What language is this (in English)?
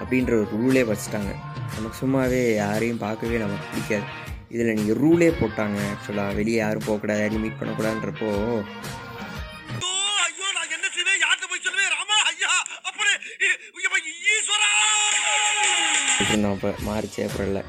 Tamil